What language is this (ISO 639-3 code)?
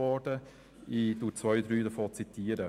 gsw